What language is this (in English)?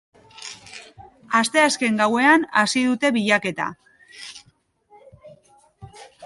Basque